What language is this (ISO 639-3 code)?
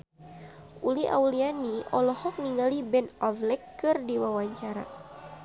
sun